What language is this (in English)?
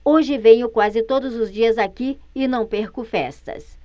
Portuguese